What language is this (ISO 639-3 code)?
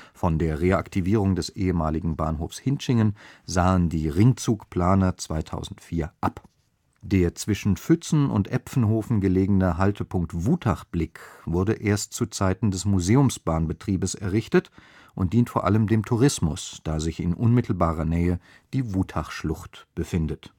deu